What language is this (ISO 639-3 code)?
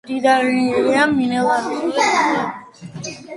kat